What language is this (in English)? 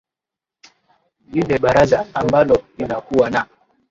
Swahili